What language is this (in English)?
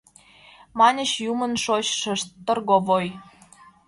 Mari